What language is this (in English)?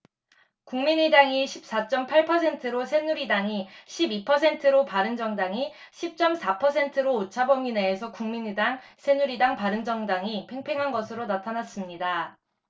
Korean